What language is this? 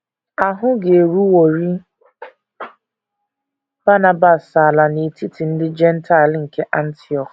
Igbo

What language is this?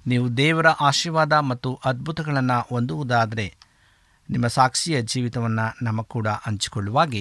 Kannada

